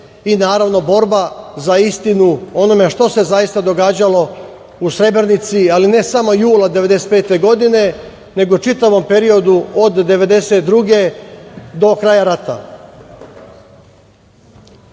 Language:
Serbian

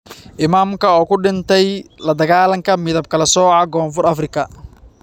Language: Somali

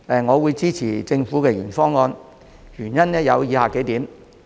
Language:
Cantonese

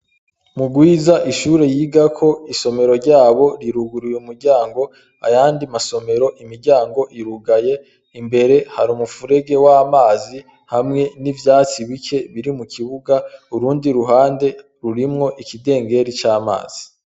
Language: Rundi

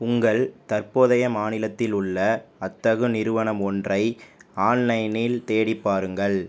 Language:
Tamil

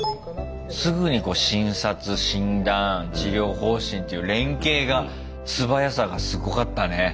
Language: Japanese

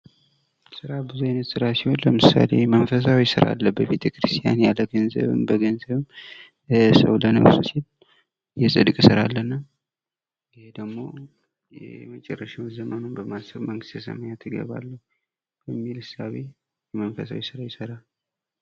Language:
Amharic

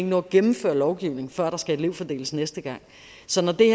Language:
Danish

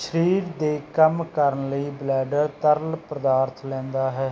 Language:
Punjabi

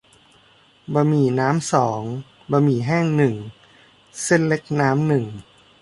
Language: Thai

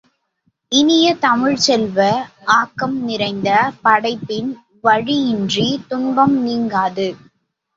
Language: Tamil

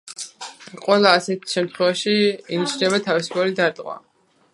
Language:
Georgian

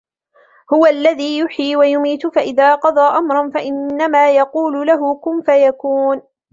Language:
Arabic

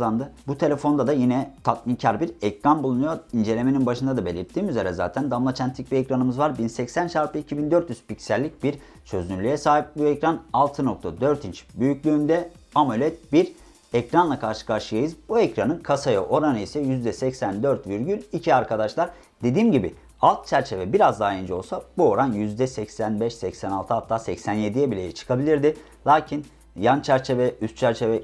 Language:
Turkish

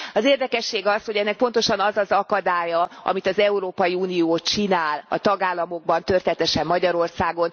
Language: Hungarian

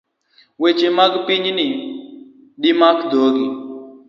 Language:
Luo (Kenya and Tanzania)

